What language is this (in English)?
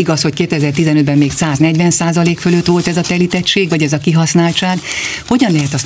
Hungarian